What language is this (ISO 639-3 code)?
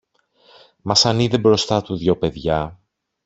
ell